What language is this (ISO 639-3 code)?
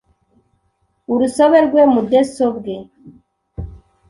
kin